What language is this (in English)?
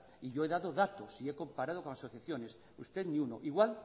Spanish